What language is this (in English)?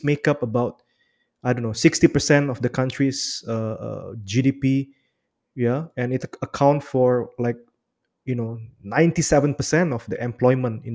Indonesian